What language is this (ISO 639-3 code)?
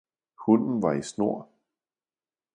dan